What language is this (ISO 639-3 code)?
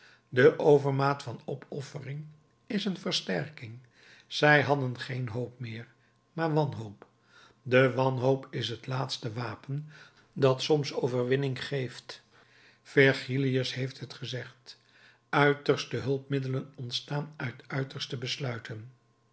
nld